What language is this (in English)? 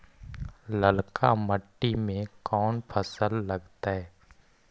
Magahi